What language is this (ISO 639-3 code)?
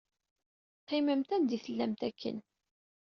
kab